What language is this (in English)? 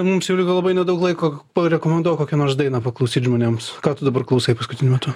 Lithuanian